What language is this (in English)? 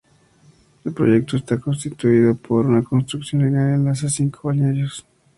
Spanish